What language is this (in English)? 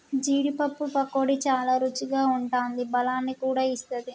Telugu